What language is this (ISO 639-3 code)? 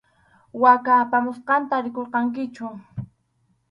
qxu